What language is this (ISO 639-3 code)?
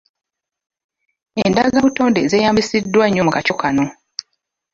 lug